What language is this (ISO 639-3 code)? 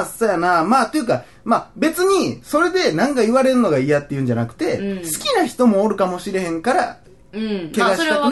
jpn